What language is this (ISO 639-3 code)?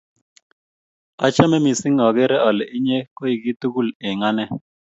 kln